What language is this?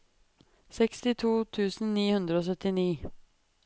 Norwegian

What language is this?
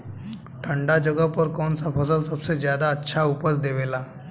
Bhojpuri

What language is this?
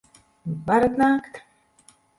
Latvian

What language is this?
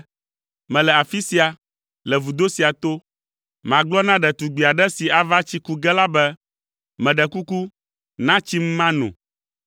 Ewe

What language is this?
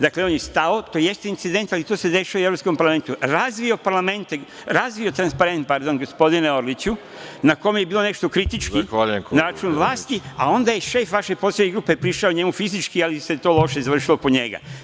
Serbian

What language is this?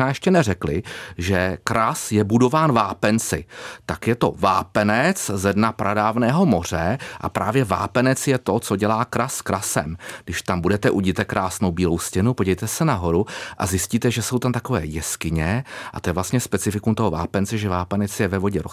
Czech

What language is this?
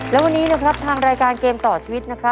Thai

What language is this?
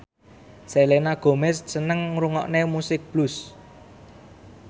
Javanese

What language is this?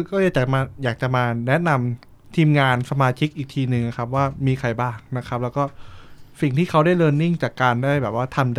Thai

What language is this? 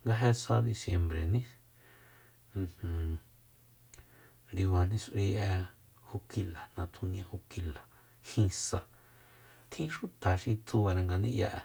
Soyaltepec Mazatec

